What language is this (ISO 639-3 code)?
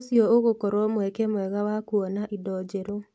kik